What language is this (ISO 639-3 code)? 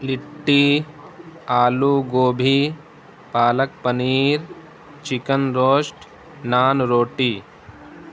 urd